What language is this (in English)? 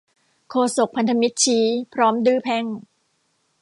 Thai